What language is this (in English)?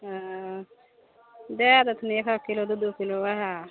Maithili